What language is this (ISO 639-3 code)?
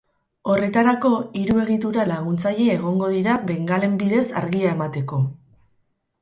eus